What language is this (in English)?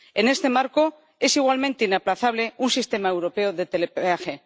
Spanish